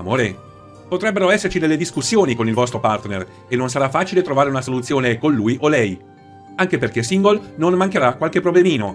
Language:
Italian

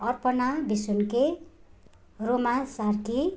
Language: Nepali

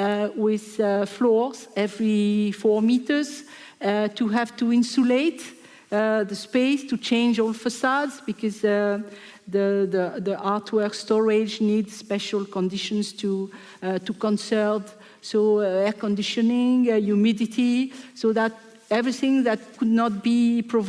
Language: English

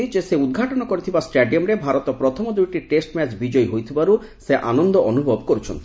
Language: Odia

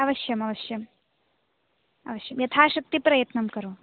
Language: Sanskrit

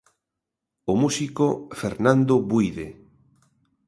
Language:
Galician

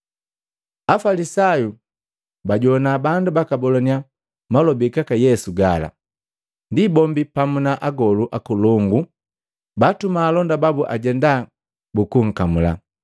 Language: Matengo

